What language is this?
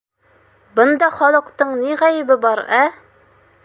Bashkir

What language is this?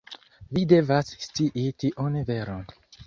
Esperanto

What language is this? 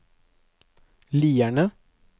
Norwegian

